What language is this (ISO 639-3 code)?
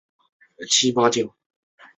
zho